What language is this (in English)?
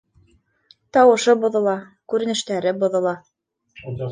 Bashkir